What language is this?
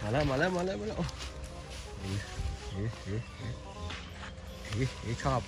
Thai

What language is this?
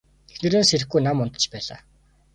Mongolian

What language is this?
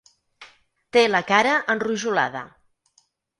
Catalan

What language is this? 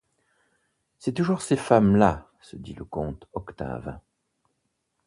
French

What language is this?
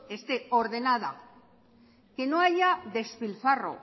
Spanish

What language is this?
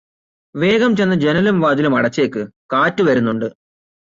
Malayalam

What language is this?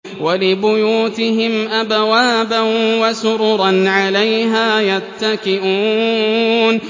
Arabic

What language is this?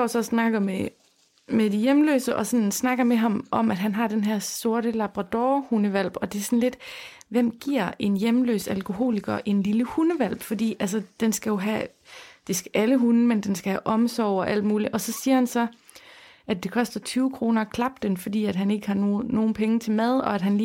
Danish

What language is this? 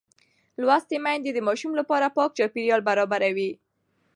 Pashto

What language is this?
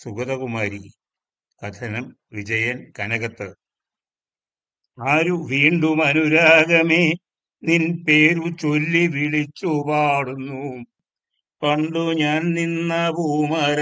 Arabic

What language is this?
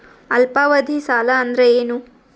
Kannada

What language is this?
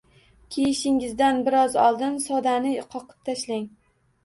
Uzbek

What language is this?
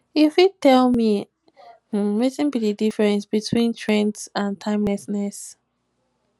Nigerian Pidgin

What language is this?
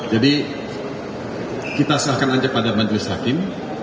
Indonesian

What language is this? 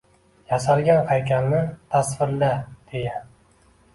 Uzbek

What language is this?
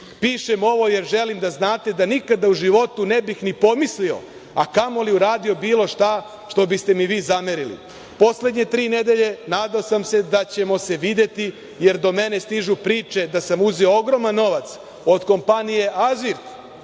Serbian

